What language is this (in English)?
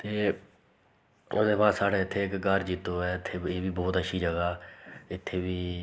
Dogri